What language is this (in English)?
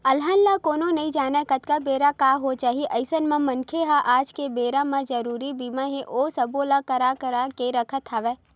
Chhattisgarhi